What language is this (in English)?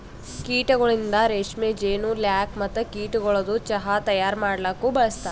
Kannada